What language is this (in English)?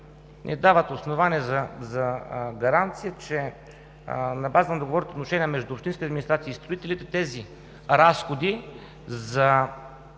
Bulgarian